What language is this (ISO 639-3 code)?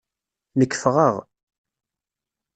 kab